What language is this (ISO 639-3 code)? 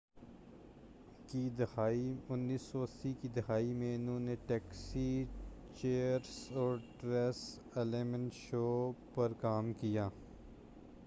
urd